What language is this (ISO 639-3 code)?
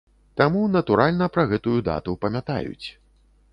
bel